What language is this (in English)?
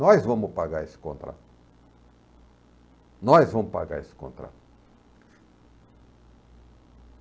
Portuguese